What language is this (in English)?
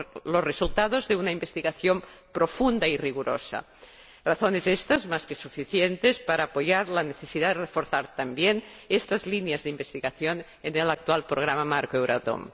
Spanish